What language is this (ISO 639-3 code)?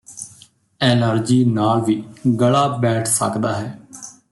pan